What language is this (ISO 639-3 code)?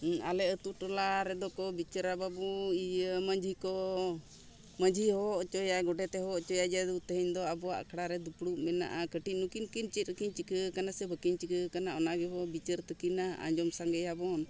sat